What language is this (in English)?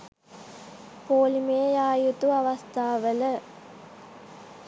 Sinhala